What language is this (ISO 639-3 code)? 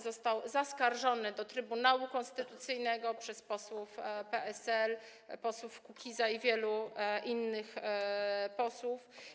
pol